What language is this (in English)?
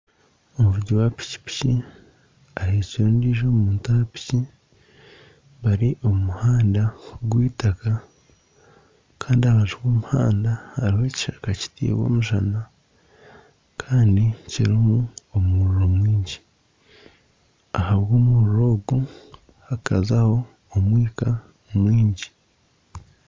Nyankole